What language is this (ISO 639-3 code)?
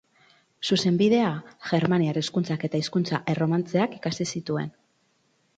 eus